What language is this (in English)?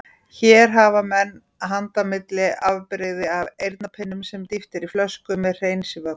Icelandic